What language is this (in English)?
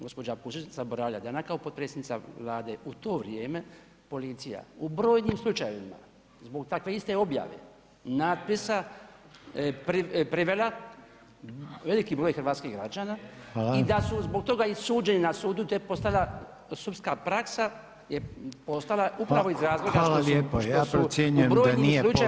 Croatian